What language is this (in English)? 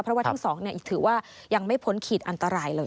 Thai